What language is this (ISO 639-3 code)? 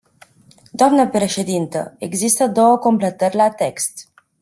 ron